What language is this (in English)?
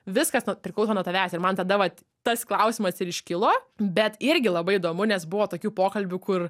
Lithuanian